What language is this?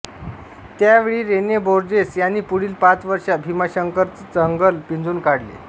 Marathi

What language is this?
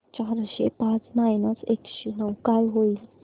Marathi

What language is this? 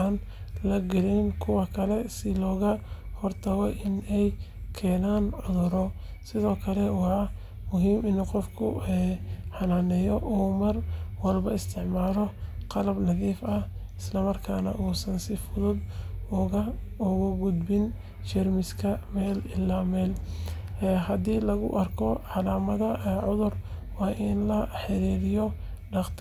Somali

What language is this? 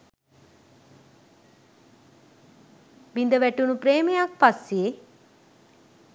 Sinhala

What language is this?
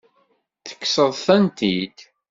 Kabyle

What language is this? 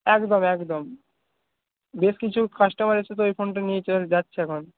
Bangla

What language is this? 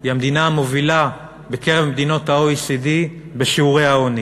Hebrew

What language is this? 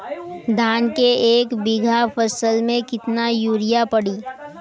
Bhojpuri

